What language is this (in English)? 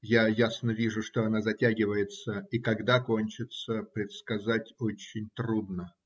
Russian